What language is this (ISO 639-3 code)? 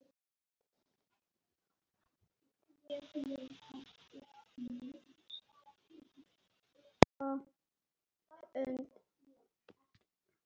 isl